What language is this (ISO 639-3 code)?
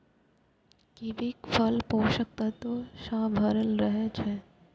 mai